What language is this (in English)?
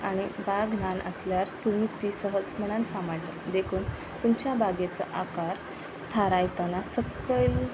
Konkani